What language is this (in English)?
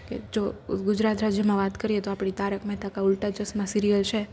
Gujarati